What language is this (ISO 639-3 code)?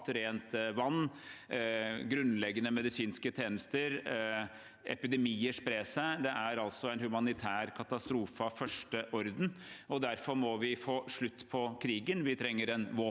nor